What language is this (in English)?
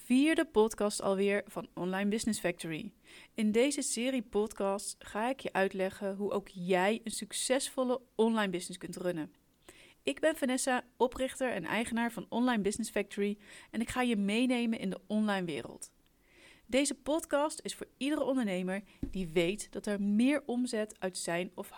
Dutch